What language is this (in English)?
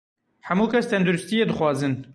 Kurdish